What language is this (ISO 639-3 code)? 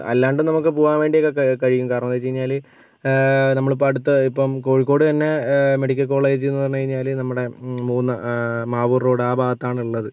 mal